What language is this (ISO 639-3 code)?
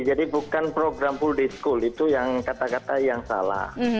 ind